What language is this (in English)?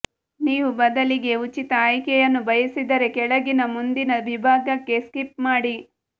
Kannada